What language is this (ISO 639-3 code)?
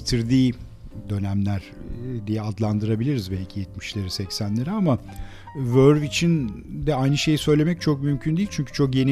tur